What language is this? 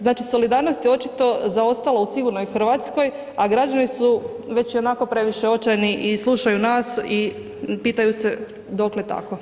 Croatian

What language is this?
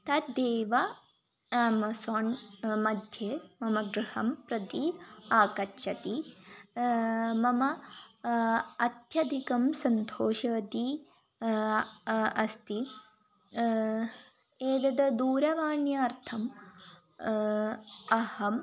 Sanskrit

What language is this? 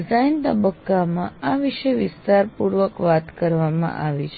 Gujarati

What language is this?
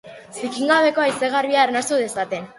Basque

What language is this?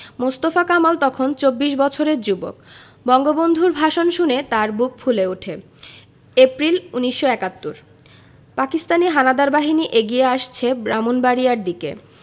Bangla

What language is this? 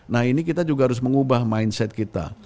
Indonesian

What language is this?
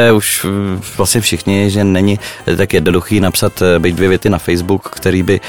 Czech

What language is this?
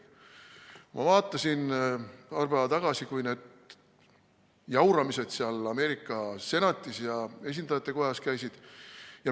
Estonian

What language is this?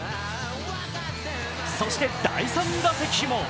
Japanese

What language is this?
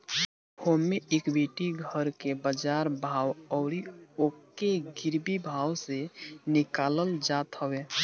Bhojpuri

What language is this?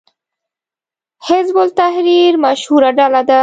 Pashto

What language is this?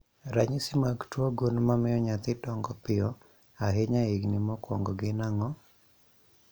Luo (Kenya and Tanzania)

